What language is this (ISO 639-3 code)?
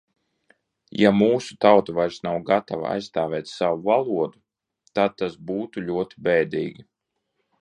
lav